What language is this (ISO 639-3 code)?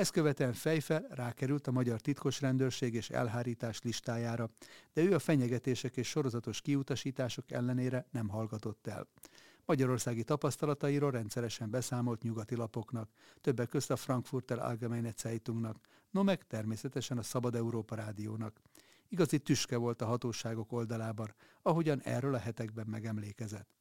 hun